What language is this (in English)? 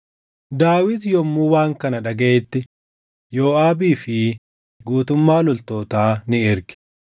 Oromo